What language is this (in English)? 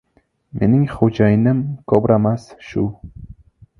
Uzbek